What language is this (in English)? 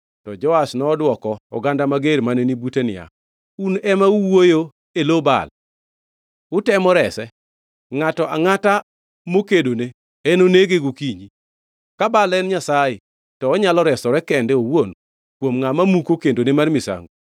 Luo (Kenya and Tanzania)